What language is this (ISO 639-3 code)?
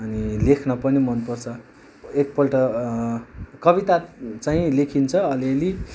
nep